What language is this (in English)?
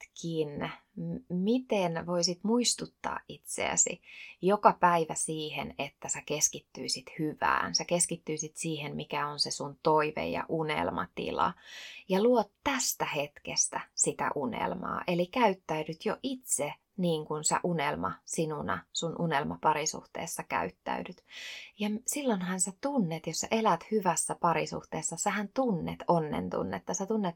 Finnish